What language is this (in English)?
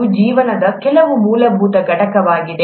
Kannada